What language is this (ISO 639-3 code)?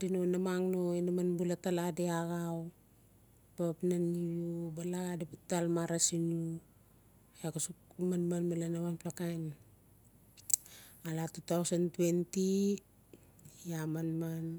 ncf